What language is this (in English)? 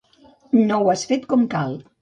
Catalan